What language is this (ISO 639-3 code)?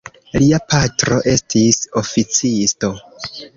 epo